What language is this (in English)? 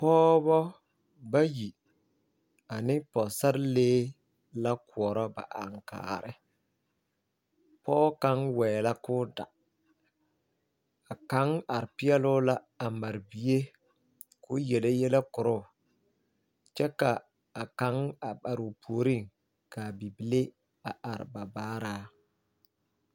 Southern Dagaare